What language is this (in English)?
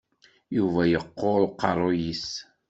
Kabyle